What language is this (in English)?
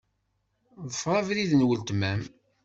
Kabyle